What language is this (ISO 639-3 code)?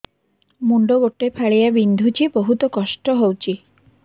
ori